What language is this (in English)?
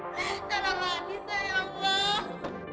Indonesian